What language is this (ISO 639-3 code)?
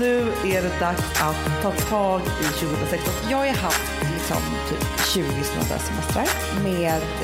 swe